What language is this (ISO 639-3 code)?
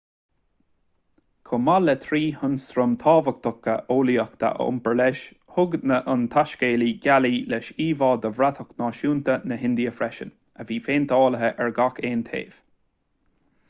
gle